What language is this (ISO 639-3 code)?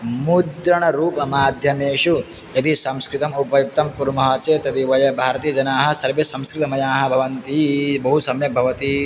san